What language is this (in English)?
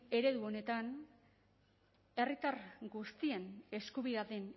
Basque